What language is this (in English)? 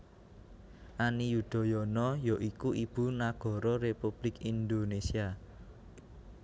Javanese